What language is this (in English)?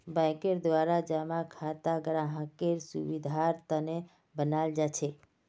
Magahi